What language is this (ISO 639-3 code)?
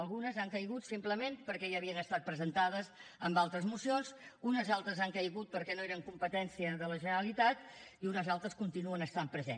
cat